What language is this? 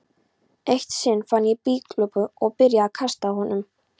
Icelandic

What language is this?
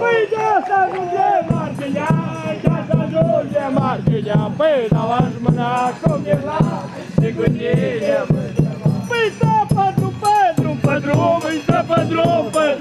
Romanian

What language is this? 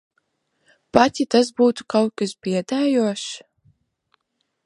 Latvian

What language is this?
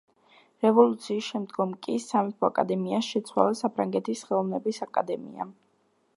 Georgian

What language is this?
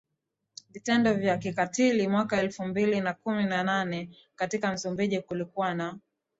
Swahili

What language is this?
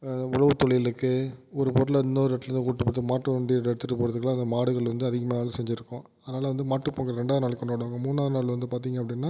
Tamil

